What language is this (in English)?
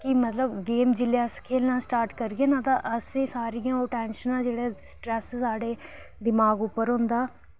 Dogri